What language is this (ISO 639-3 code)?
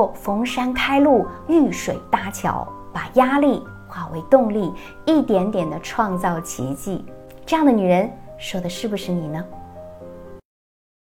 zho